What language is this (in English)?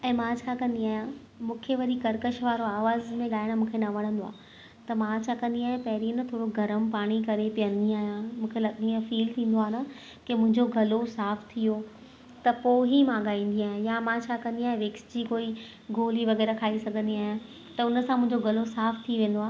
Sindhi